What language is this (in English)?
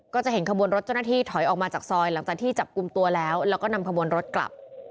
Thai